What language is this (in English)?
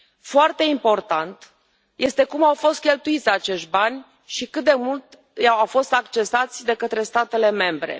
Romanian